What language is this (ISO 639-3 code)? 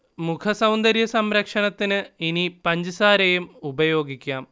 mal